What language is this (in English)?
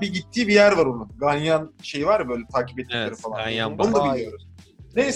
Turkish